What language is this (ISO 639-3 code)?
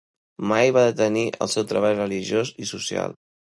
cat